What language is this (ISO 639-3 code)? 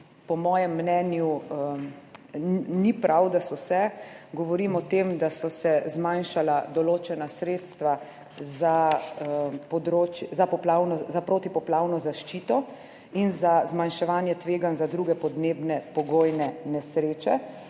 slv